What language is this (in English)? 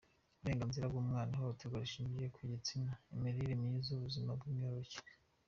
Kinyarwanda